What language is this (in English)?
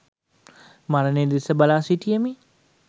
Sinhala